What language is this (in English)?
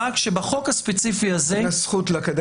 Hebrew